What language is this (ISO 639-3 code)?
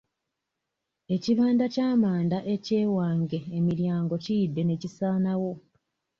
lug